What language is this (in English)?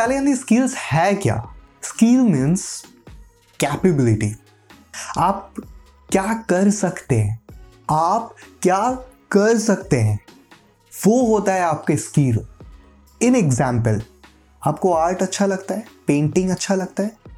Hindi